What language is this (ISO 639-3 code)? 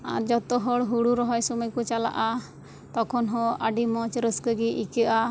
sat